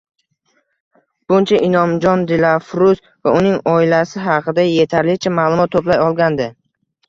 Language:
Uzbek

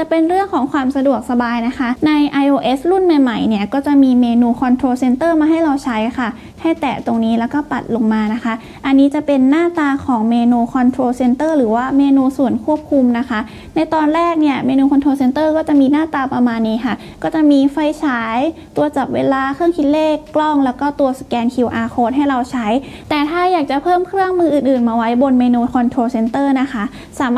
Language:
Thai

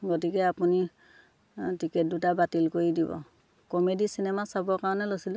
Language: Assamese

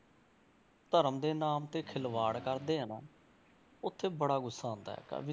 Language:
Punjabi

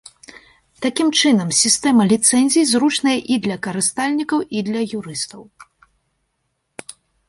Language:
Belarusian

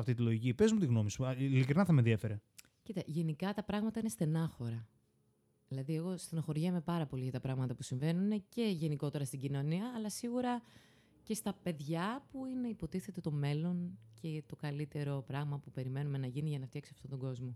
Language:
Greek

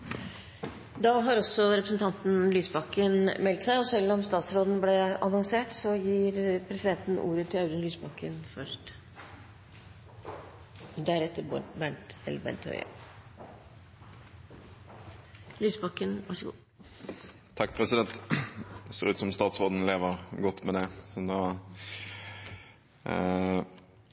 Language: Norwegian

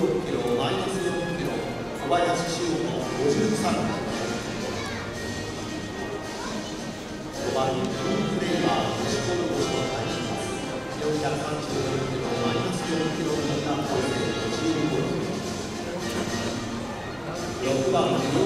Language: Japanese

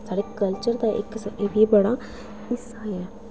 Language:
Dogri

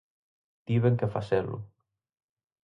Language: Galician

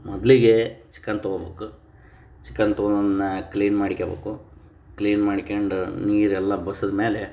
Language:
Kannada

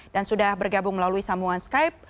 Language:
Indonesian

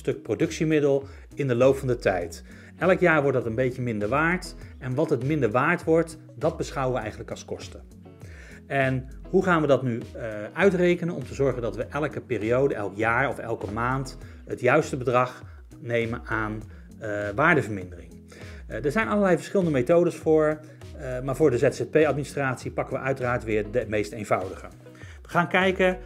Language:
Dutch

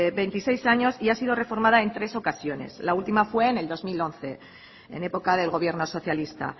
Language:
Spanish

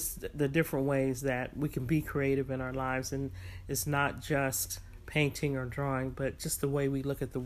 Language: English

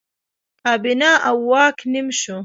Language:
Pashto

